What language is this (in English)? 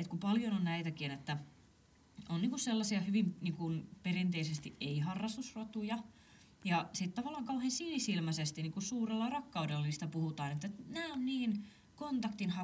Finnish